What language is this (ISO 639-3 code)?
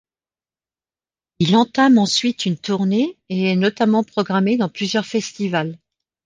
fra